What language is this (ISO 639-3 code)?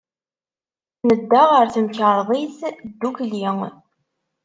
kab